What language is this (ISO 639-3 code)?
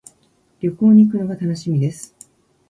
jpn